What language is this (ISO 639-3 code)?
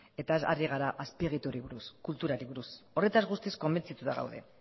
eus